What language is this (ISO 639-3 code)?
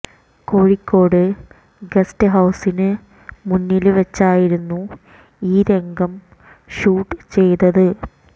mal